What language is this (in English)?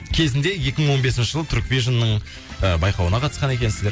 Kazakh